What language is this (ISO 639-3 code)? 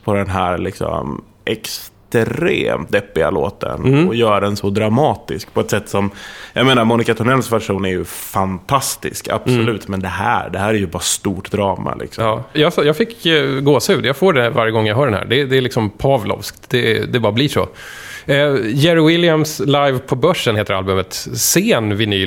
swe